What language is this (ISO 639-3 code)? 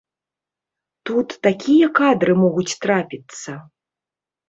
bel